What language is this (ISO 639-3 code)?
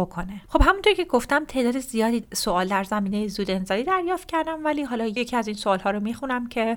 fas